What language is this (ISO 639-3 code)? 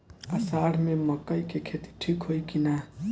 bho